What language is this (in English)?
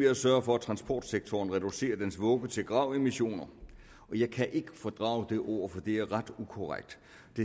Danish